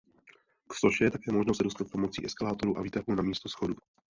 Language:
Czech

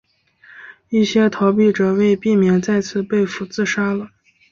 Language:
Chinese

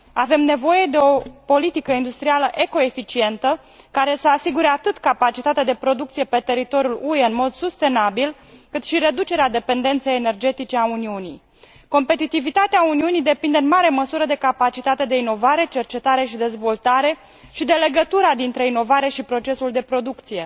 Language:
Romanian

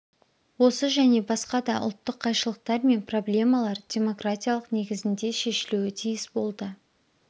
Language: Kazakh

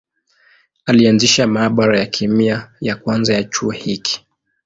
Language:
Swahili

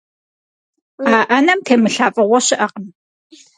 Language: Kabardian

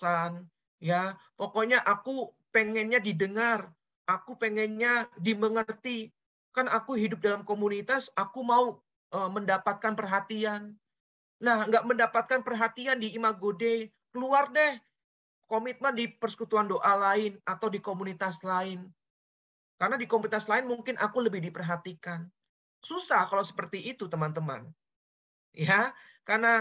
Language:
Indonesian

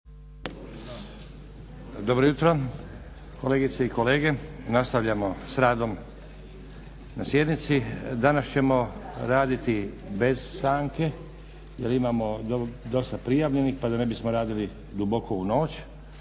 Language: Croatian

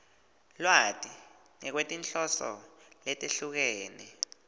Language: Swati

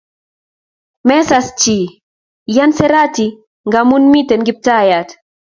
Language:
Kalenjin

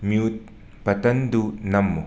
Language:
Manipuri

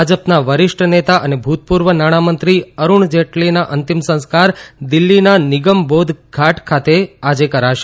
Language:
Gujarati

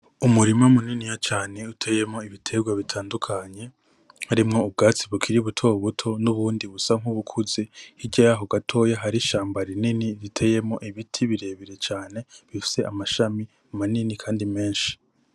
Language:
Rundi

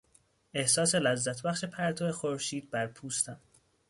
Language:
Persian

